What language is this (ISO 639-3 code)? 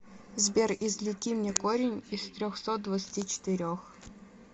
rus